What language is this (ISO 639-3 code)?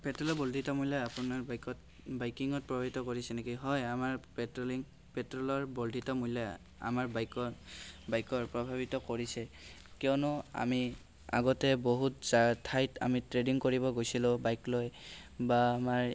asm